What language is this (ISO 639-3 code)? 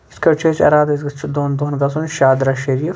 kas